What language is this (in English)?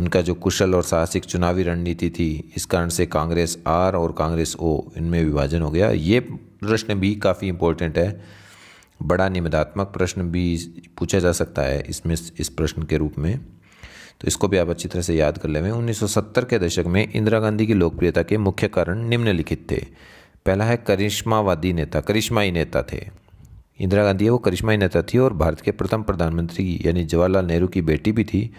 Hindi